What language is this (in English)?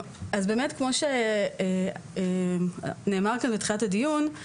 Hebrew